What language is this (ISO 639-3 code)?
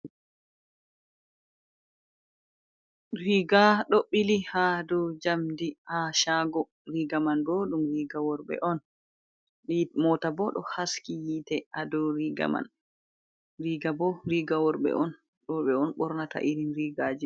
ful